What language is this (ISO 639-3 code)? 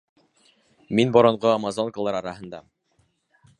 bak